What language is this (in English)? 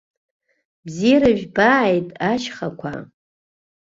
Abkhazian